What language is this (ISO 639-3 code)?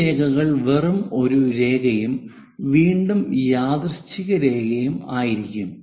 mal